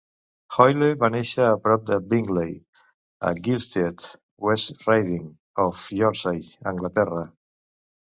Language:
Catalan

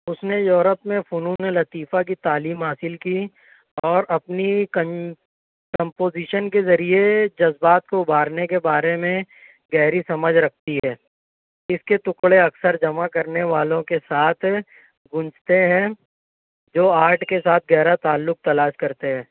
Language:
Urdu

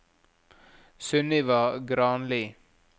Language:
Norwegian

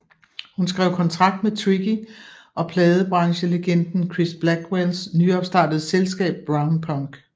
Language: Danish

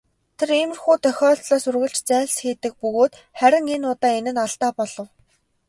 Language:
Mongolian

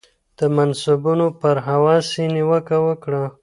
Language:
Pashto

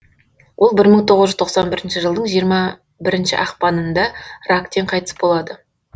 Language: Kazakh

